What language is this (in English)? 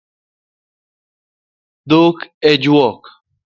Luo (Kenya and Tanzania)